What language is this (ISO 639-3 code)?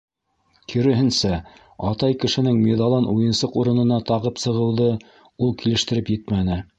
bak